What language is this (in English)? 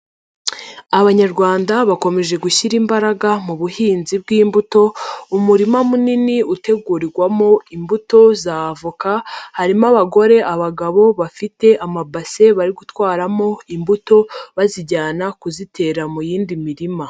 Kinyarwanda